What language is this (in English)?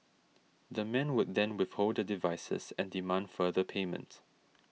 English